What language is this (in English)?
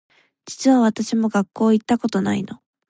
Japanese